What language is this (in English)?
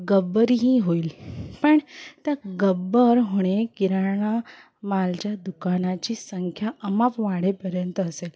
Marathi